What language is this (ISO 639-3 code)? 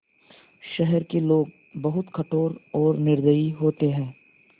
hin